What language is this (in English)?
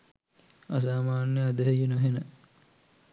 Sinhala